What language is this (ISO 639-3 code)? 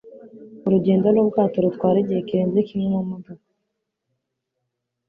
kin